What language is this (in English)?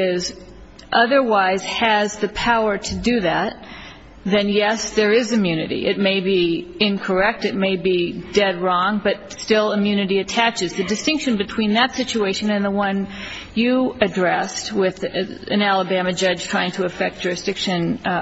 English